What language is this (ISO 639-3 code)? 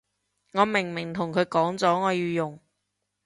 yue